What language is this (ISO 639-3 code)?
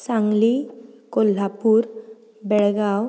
kok